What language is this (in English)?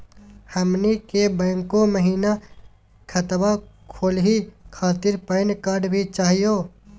Magahi